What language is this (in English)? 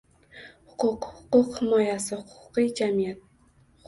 Uzbek